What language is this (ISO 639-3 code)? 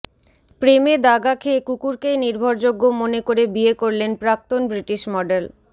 ben